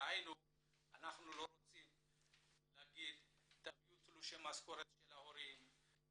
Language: Hebrew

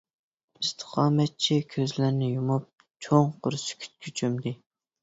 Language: Uyghur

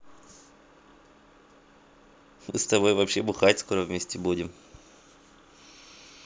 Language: Russian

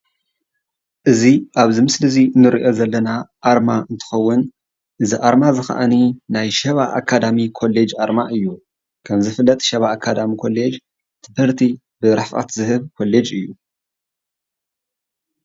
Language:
Tigrinya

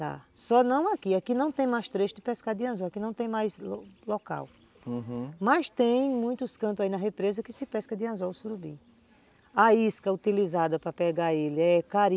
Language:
Portuguese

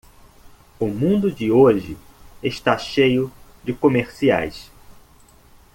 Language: Portuguese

